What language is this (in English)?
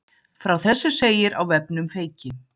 Icelandic